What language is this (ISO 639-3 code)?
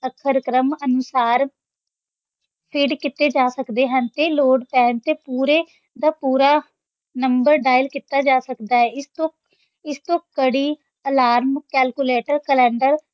pan